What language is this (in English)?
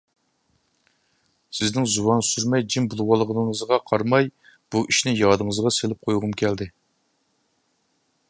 Uyghur